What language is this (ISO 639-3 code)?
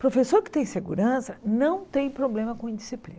por